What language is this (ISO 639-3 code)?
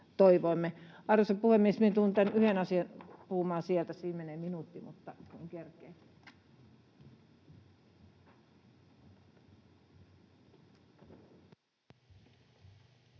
fin